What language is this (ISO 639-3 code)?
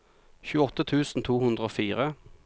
nor